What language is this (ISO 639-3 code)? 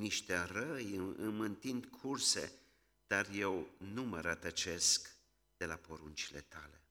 ron